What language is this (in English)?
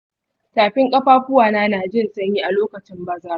Hausa